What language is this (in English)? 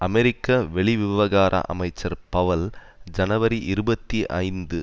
Tamil